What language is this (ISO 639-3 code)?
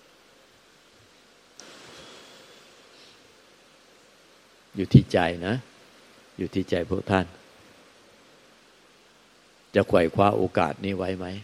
tha